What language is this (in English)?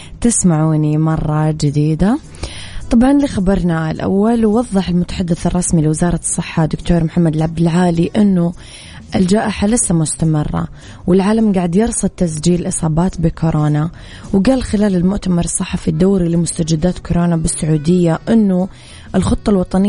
Arabic